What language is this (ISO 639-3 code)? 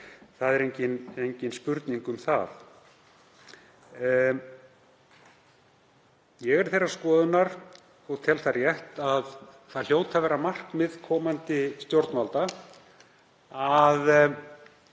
isl